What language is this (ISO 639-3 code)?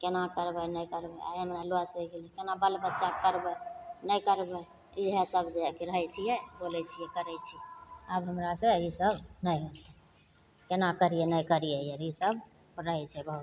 mai